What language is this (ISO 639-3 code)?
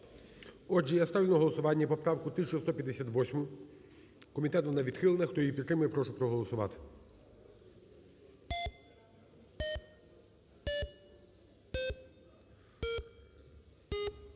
ukr